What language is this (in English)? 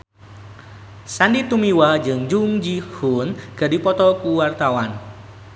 Sundanese